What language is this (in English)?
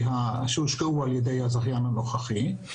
Hebrew